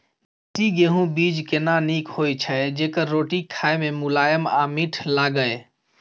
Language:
Maithili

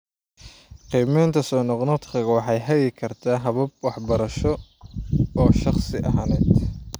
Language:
Somali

